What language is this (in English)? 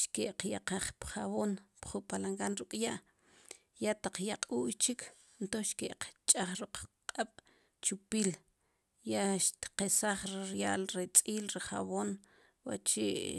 Sipacapense